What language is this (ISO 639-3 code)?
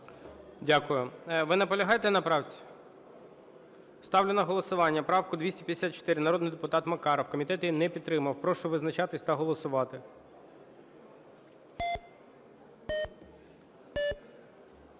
ukr